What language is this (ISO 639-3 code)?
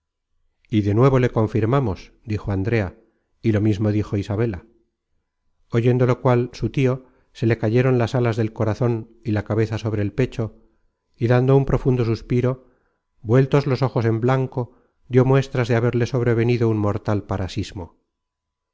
spa